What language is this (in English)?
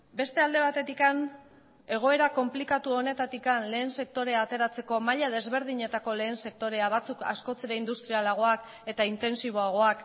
Basque